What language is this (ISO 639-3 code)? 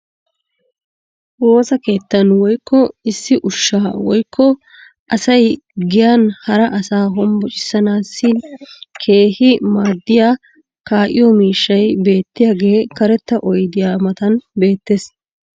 wal